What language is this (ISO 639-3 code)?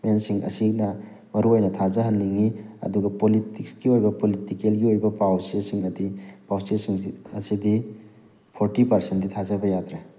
mni